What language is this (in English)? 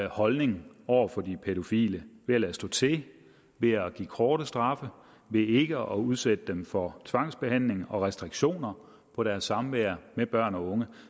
Danish